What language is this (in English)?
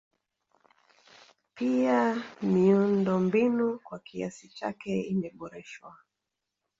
Swahili